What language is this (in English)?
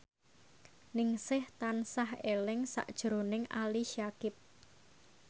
Javanese